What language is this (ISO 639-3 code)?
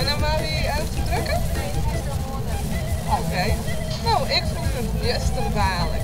nld